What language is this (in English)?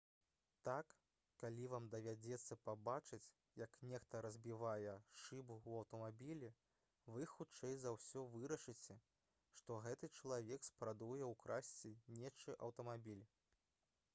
Belarusian